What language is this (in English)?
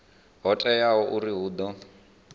Venda